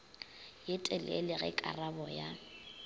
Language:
Northern Sotho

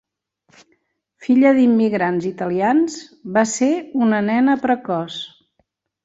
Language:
Catalan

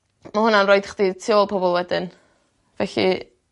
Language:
Welsh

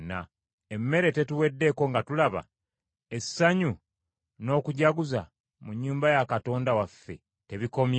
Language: Ganda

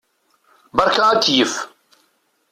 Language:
Kabyle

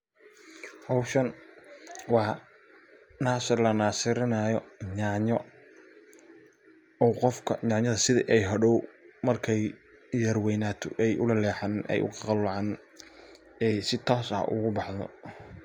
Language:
Somali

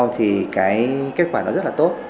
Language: Vietnamese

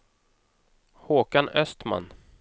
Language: Swedish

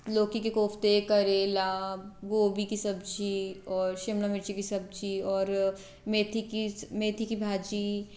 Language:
Hindi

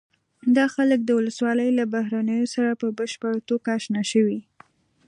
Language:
Pashto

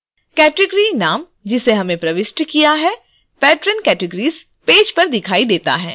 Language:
Hindi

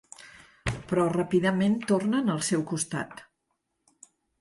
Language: Catalan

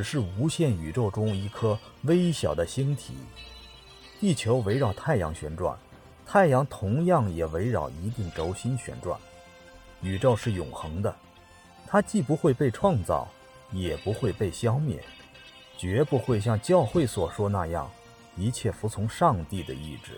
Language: Chinese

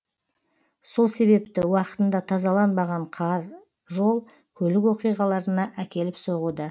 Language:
Kazakh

